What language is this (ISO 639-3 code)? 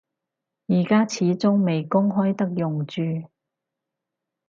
yue